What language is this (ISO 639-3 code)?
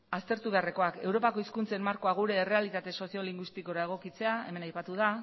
eus